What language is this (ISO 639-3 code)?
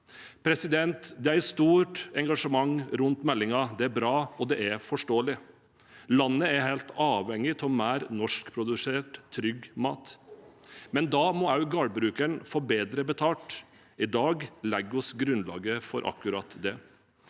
nor